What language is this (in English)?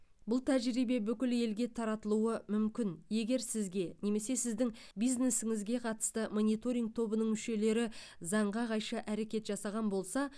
Kazakh